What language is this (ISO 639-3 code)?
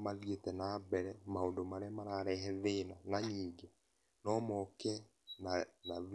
kik